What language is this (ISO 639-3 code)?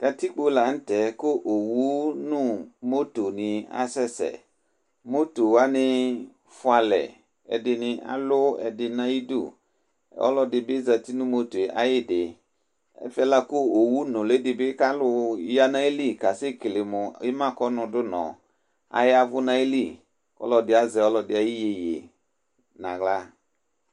kpo